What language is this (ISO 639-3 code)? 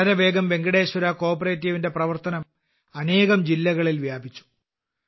mal